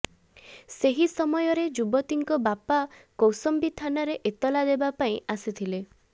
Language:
Odia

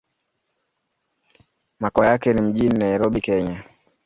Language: Swahili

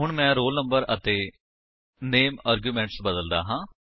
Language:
Punjabi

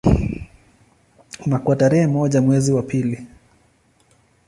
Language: Swahili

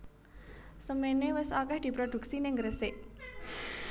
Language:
Javanese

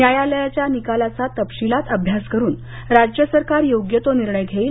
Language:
Marathi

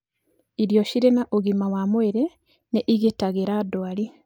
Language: Kikuyu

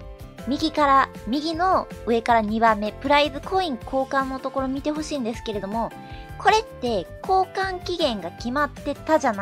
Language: Japanese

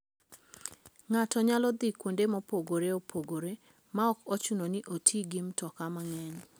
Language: Luo (Kenya and Tanzania)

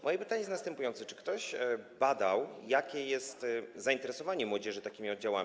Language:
Polish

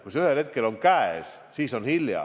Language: Estonian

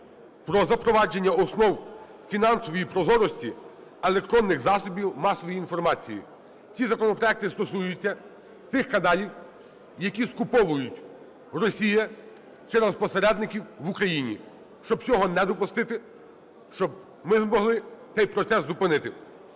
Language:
Ukrainian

